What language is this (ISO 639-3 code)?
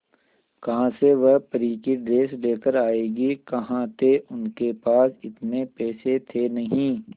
hin